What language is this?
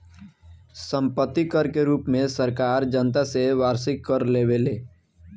Bhojpuri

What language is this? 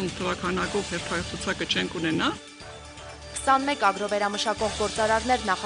Bulgarian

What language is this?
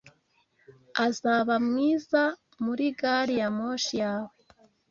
Kinyarwanda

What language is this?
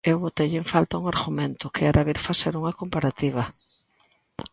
Galician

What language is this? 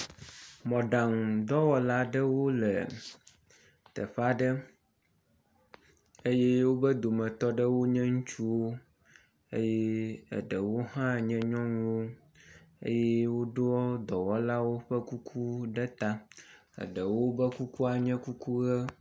Ewe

